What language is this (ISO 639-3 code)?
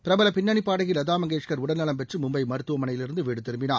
tam